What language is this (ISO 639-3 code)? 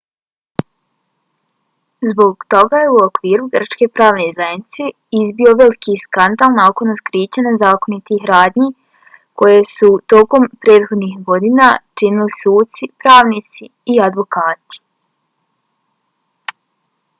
bos